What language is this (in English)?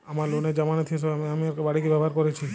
Bangla